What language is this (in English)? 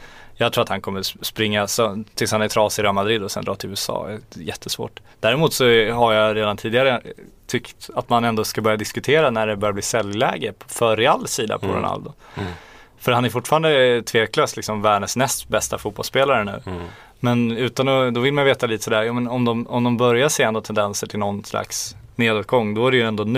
Swedish